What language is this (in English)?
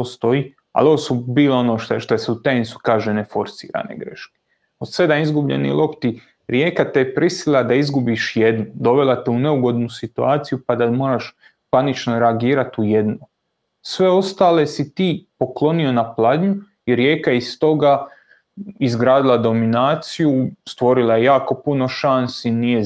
Croatian